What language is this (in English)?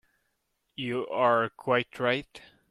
English